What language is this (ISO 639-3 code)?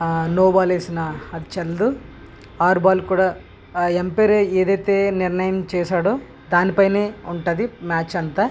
tel